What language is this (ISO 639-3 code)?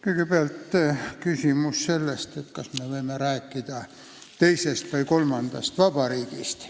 est